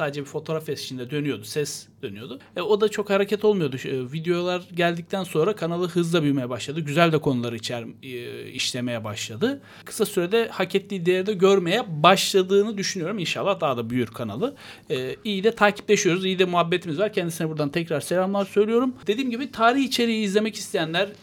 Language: Turkish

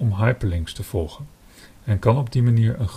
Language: Dutch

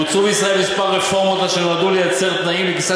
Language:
Hebrew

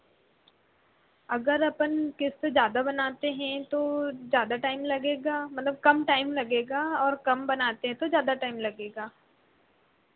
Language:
Hindi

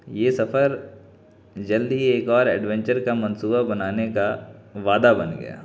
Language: Urdu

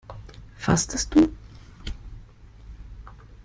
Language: German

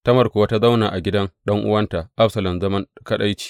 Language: Hausa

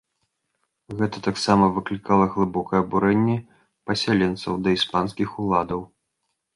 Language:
Belarusian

